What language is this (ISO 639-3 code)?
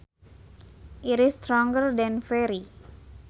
sun